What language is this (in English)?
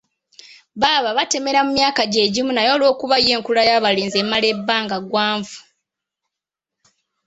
Ganda